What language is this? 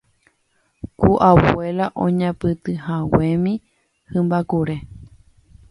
Guarani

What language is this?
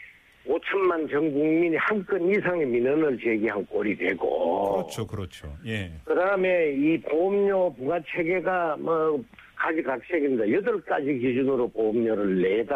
Korean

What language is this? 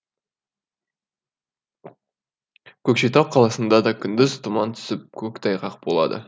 Kazakh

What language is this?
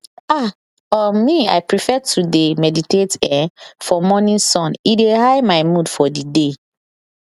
Nigerian Pidgin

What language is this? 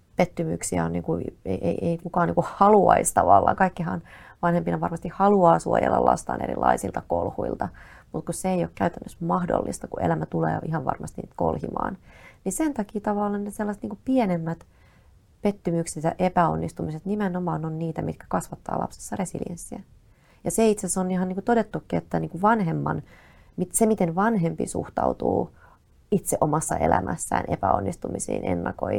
Finnish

